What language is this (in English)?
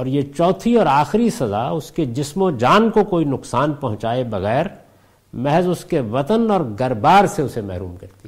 Urdu